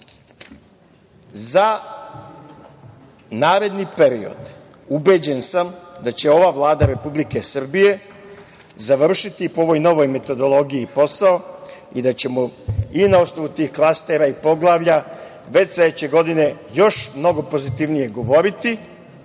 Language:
Serbian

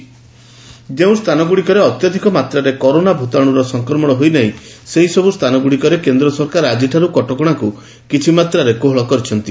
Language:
Odia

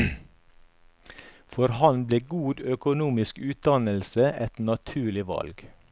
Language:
Norwegian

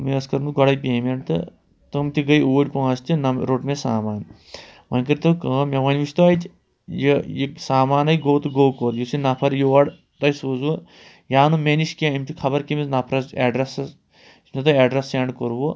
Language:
Kashmiri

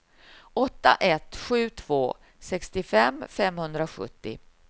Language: Swedish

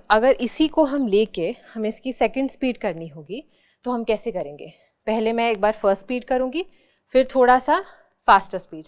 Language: Hindi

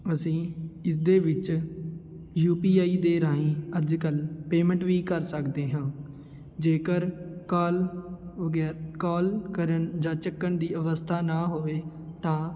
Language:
Punjabi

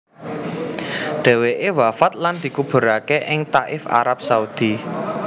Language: Javanese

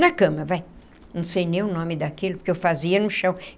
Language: Portuguese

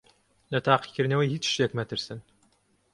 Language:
Central Kurdish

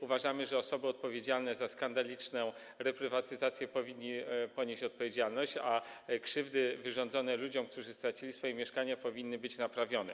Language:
Polish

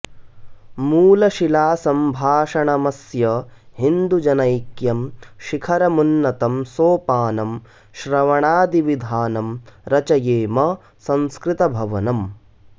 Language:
Sanskrit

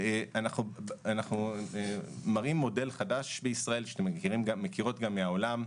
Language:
Hebrew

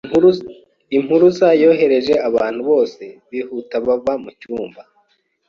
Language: Kinyarwanda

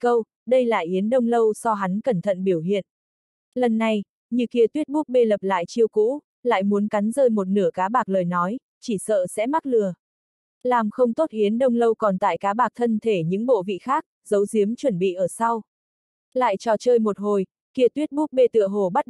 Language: Vietnamese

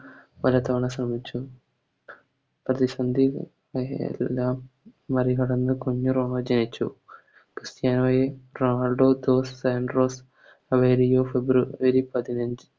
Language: Malayalam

